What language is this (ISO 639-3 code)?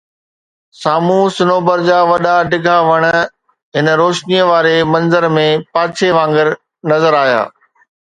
snd